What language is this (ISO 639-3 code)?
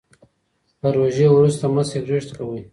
pus